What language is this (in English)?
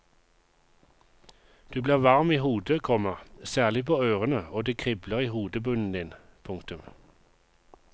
Norwegian